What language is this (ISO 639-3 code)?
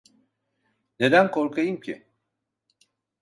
tur